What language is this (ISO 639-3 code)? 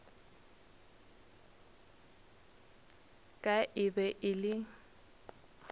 nso